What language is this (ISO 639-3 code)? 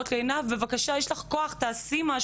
heb